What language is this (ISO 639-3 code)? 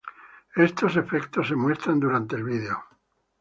spa